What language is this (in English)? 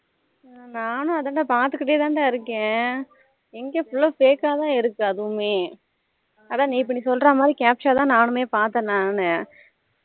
Tamil